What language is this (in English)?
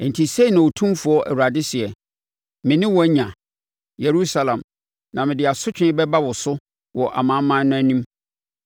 Akan